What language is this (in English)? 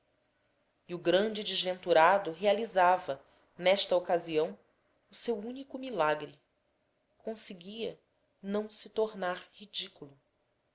Portuguese